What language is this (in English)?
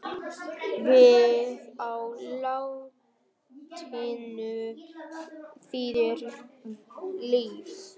Icelandic